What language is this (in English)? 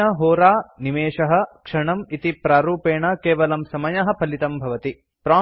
Sanskrit